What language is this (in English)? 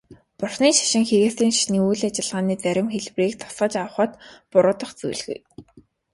Mongolian